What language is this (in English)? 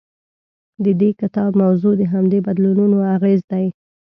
Pashto